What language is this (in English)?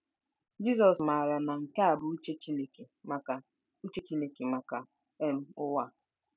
Igbo